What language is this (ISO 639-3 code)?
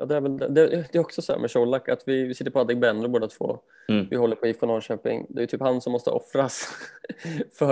swe